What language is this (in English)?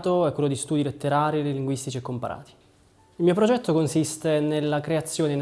Italian